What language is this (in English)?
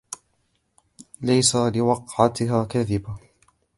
Arabic